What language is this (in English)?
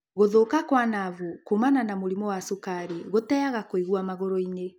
Kikuyu